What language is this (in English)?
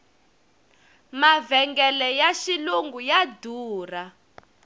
Tsonga